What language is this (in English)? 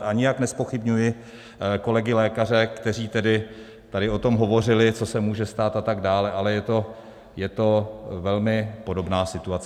Czech